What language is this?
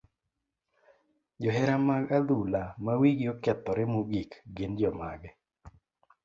Luo (Kenya and Tanzania)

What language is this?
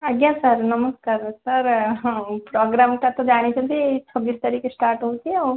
Odia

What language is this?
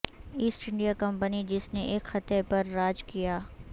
Urdu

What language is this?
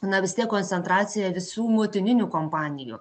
Lithuanian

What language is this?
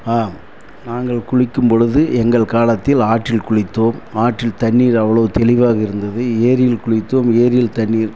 Tamil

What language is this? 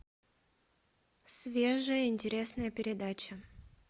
Russian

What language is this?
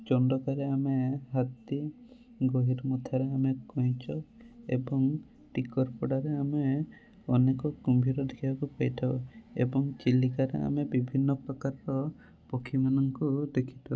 Odia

